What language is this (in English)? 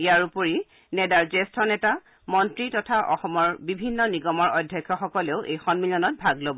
Assamese